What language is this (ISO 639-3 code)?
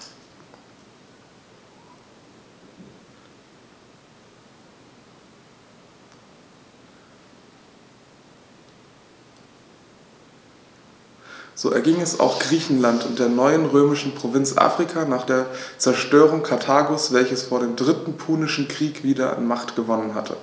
deu